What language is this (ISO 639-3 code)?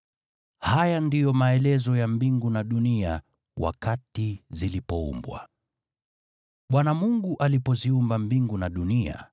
swa